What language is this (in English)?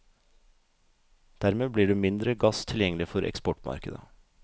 Norwegian